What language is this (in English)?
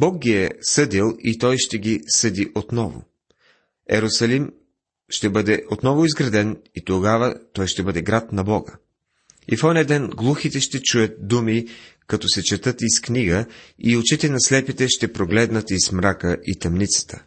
Bulgarian